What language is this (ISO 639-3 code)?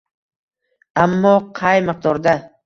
uzb